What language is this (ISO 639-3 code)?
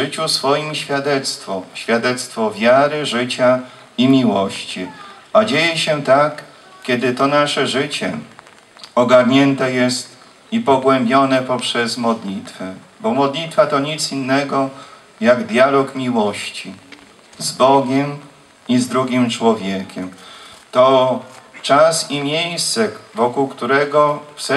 pol